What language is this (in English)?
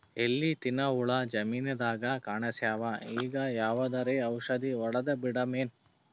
Kannada